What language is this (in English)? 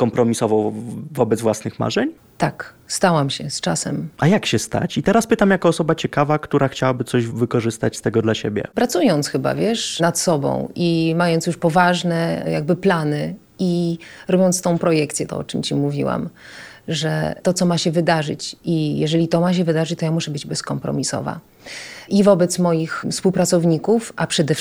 Polish